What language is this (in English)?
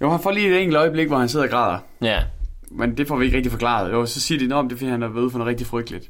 Danish